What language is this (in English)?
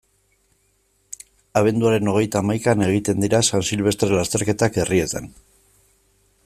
Basque